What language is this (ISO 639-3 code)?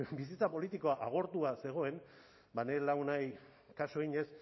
eus